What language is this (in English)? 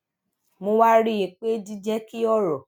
Yoruba